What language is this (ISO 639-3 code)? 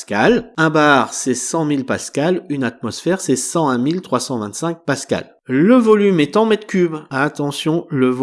fra